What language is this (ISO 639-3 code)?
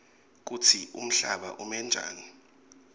ssw